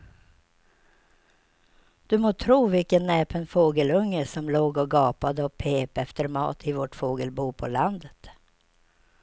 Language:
Swedish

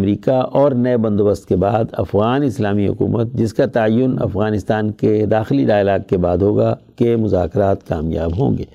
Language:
Urdu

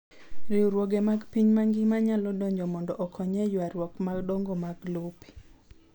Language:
Luo (Kenya and Tanzania)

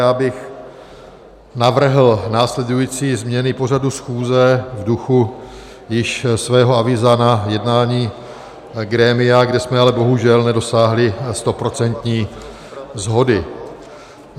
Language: Czech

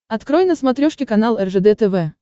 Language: Russian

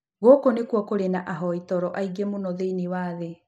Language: Kikuyu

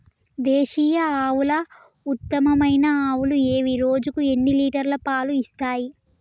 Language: Telugu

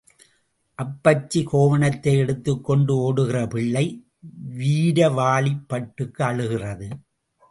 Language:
Tamil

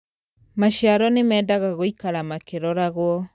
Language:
Kikuyu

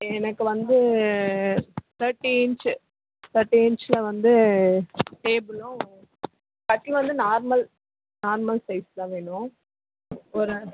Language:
Tamil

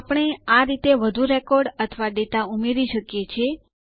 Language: Gujarati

